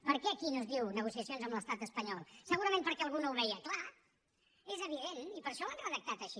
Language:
Catalan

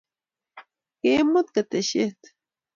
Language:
Kalenjin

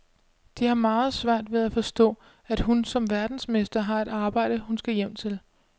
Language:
Danish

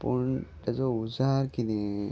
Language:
Konkani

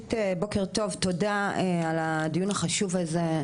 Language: Hebrew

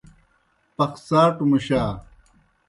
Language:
Kohistani Shina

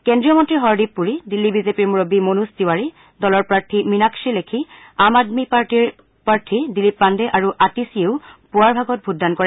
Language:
Assamese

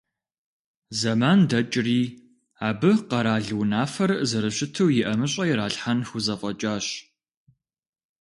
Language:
Kabardian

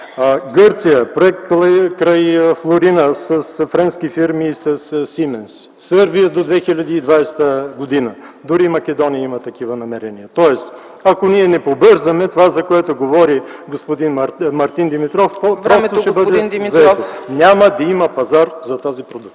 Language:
Bulgarian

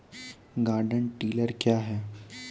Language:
Maithili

